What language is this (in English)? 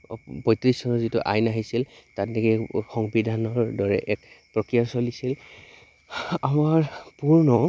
Assamese